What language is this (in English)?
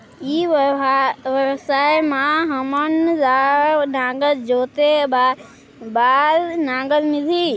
Chhattisgarhi